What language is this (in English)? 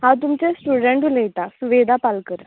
Konkani